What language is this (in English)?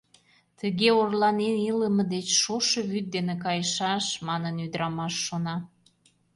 Mari